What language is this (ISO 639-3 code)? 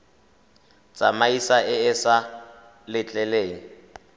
tsn